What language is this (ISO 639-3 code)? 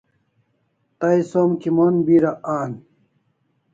kls